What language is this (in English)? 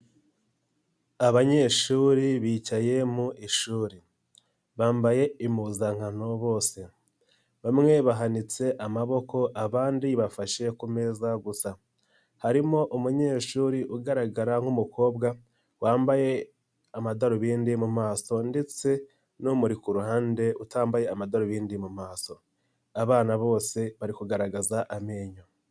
Kinyarwanda